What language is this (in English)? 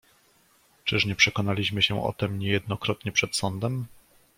Polish